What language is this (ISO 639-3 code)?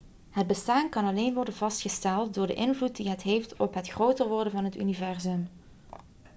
nld